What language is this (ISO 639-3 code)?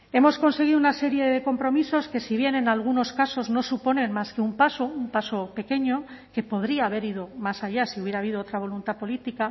spa